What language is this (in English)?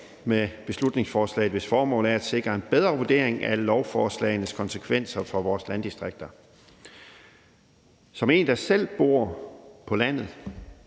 Danish